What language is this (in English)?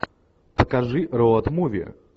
Russian